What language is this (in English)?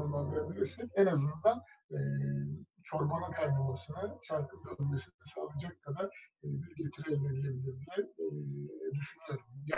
Turkish